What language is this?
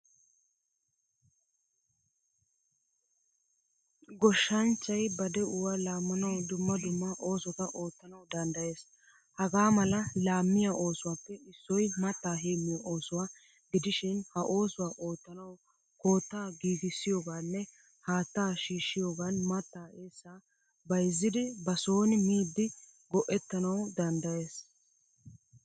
Wolaytta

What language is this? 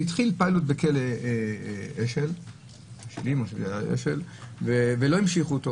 Hebrew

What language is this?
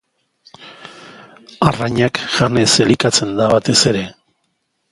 Basque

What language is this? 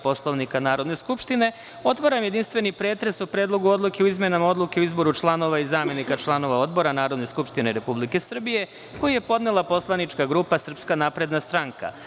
Serbian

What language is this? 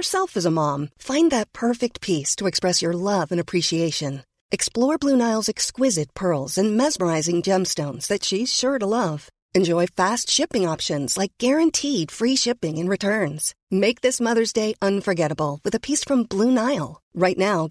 Swedish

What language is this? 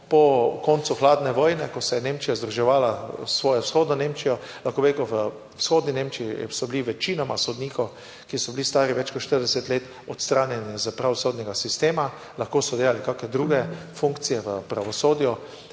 Slovenian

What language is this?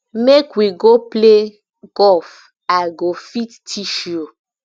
Nigerian Pidgin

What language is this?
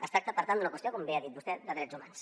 Catalan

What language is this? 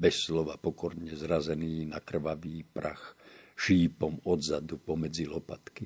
Slovak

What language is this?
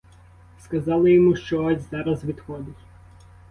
Ukrainian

